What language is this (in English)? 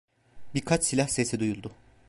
Turkish